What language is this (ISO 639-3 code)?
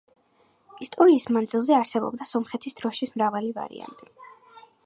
kat